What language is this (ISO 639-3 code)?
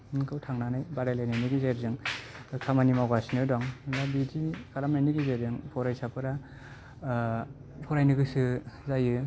brx